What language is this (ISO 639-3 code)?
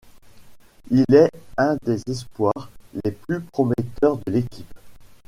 fra